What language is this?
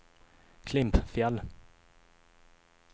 Swedish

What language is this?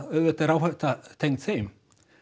Icelandic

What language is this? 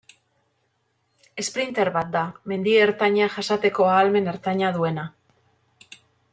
Basque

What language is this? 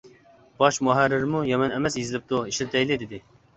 Uyghur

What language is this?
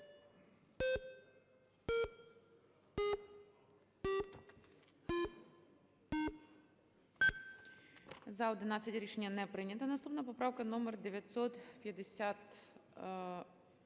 Ukrainian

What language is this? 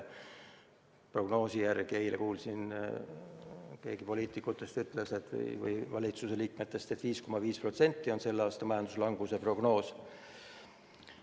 Estonian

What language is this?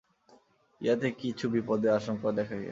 Bangla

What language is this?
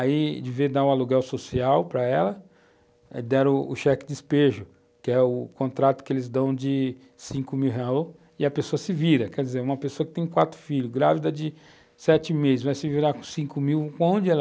Portuguese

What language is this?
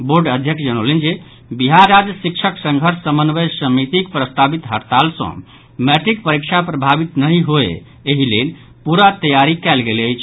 Maithili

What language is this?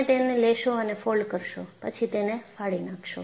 Gujarati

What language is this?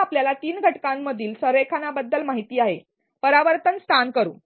Marathi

